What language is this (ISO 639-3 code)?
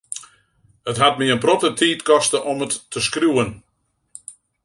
fry